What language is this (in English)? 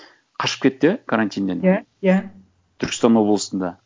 Kazakh